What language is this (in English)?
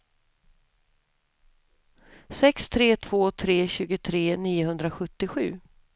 Swedish